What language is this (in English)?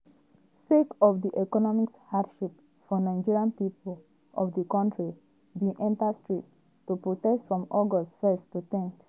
Nigerian Pidgin